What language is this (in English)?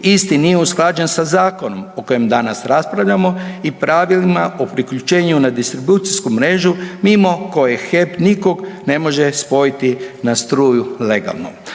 Croatian